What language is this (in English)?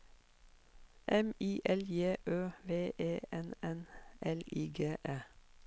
Norwegian